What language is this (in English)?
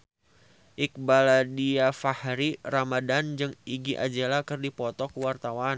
Sundanese